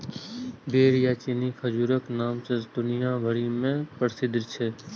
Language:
Maithili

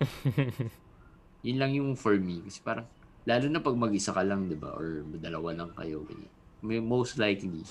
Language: Filipino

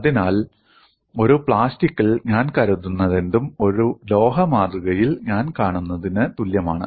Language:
Malayalam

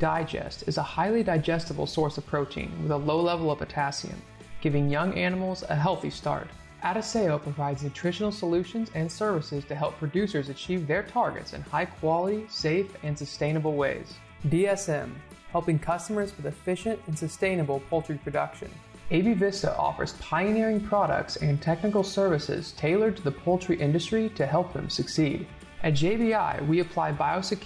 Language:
English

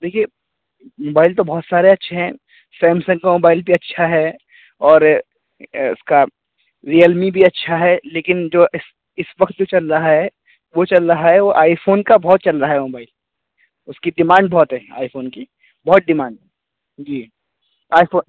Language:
Urdu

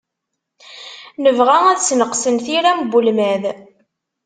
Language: Kabyle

